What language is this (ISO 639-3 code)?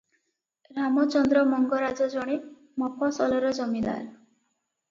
ori